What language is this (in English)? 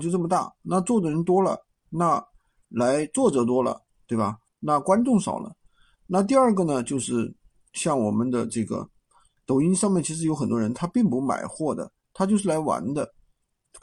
Chinese